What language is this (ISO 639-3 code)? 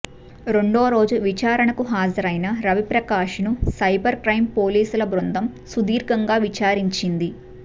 tel